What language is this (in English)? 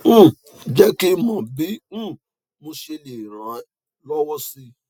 Yoruba